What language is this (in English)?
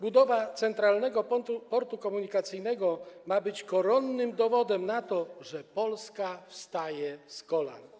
Polish